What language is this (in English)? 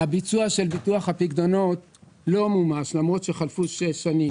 Hebrew